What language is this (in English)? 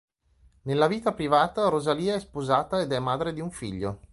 Italian